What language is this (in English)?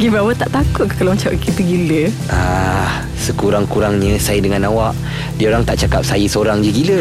Malay